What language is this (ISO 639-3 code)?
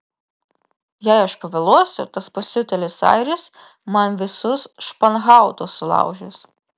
lit